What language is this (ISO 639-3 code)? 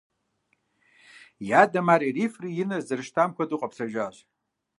kbd